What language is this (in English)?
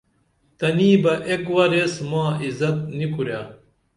Dameli